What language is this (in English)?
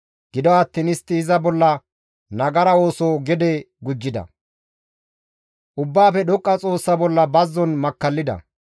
Gamo